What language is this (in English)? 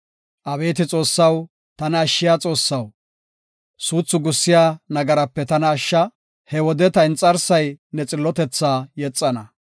Gofa